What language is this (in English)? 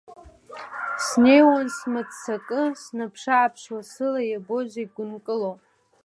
Abkhazian